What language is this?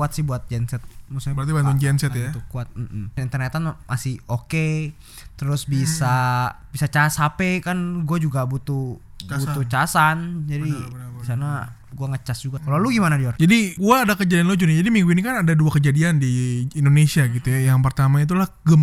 Indonesian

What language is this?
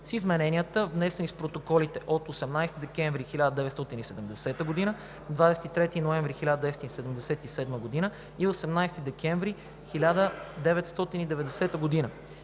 Bulgarian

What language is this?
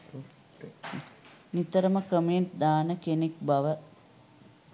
Sinhala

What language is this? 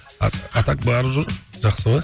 Kazakh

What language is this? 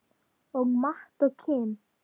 Icelandic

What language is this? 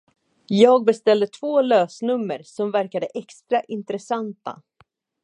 Swedish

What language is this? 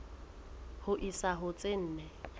Southern Sotho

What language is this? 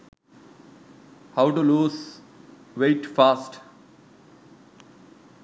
Sinhala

